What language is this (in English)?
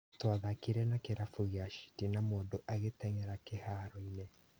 Kikuyu